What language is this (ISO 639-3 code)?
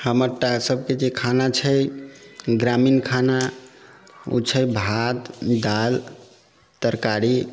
mai